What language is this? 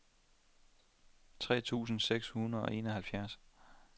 Danish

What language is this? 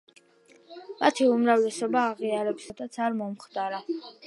Georgian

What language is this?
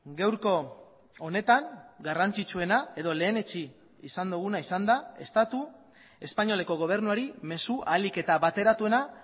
Basque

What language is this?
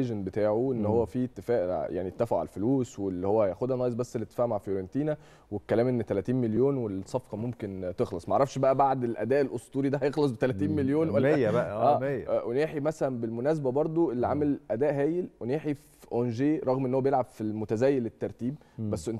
Arabic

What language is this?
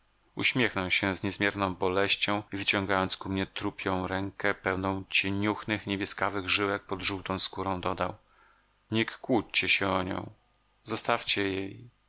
Polish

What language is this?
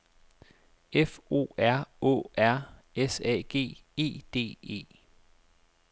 Danish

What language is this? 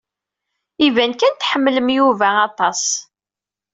Kabyle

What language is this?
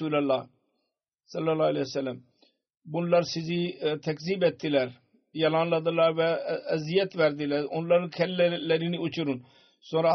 Turkish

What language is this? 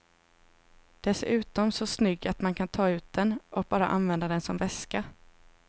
Swedish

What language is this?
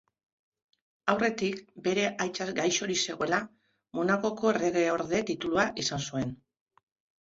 Basque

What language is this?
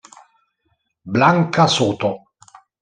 Italian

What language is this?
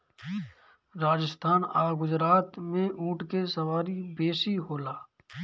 Bhojpuri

